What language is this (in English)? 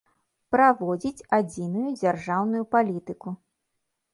Belarusian